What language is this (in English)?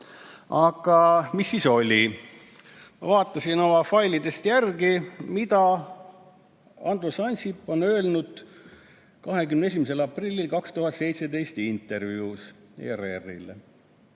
Estonian